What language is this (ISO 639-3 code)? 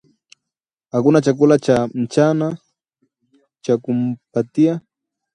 swa